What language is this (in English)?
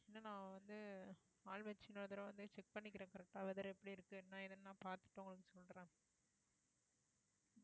Tamil